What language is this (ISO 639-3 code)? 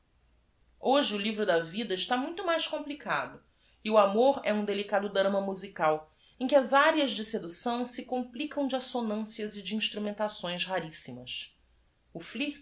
por